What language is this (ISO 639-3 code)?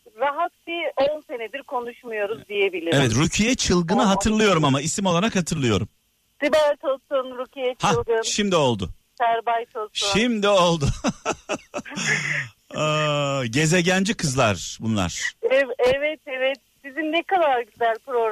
tur